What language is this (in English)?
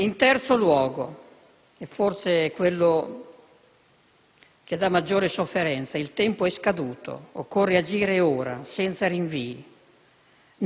Italian